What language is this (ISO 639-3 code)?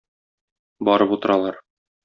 tat